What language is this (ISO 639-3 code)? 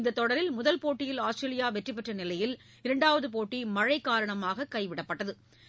tam